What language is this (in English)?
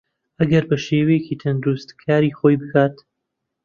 Central Kurdish